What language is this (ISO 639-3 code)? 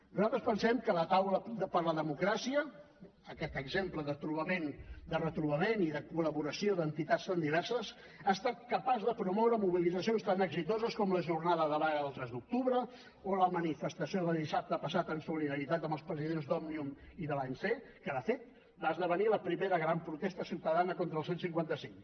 cat